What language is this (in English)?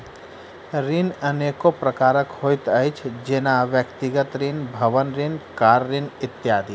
Maithili